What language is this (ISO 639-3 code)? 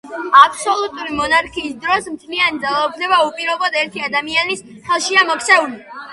kat